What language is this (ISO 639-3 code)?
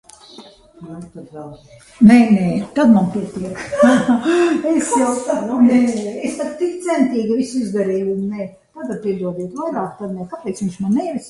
lav